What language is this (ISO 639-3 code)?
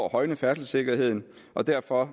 dan